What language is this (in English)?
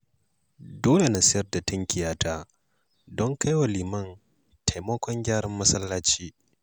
Hausa